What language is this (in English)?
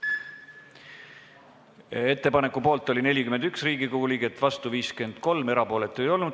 Estonian